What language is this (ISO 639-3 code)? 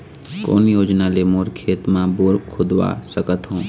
hne